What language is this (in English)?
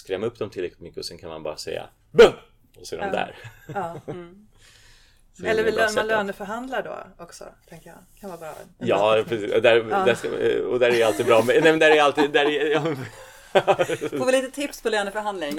Swedish